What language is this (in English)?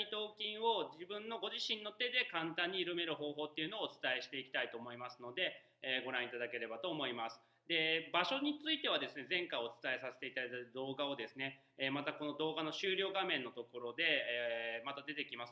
Japanese